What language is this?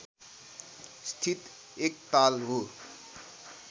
Nepali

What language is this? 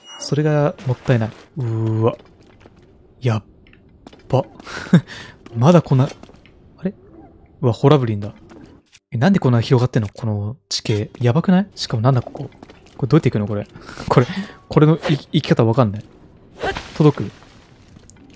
Japanese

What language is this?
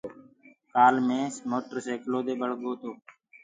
Gurgula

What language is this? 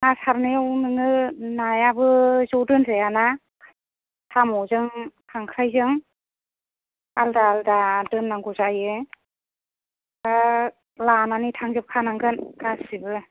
Bodo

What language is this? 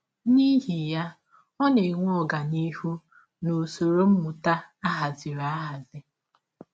Igbo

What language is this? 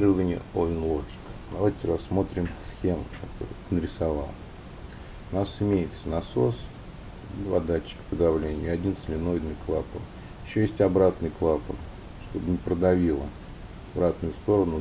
Russian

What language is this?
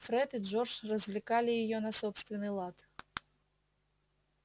Russian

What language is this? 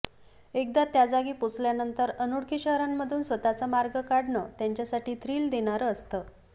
Marathi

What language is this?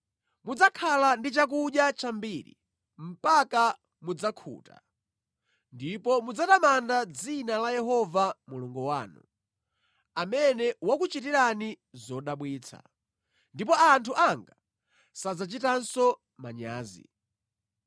Nyanja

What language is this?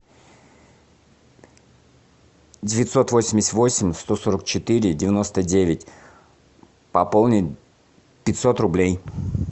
Russian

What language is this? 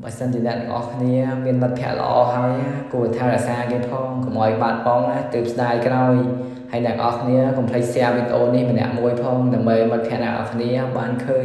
Vietnamese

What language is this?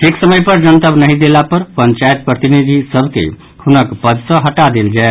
Maithili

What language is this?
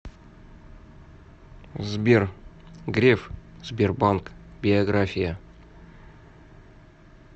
Russian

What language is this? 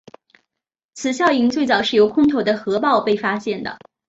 Chinese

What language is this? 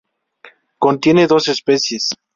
Spanish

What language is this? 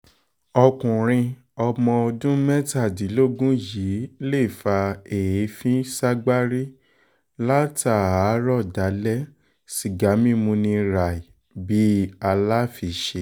Yoruba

